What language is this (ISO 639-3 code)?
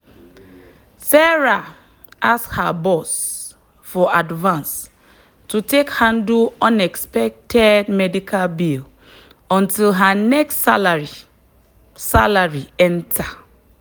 pcm